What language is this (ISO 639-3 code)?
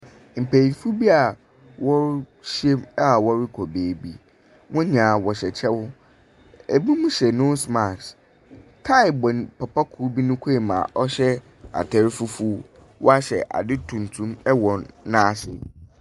aka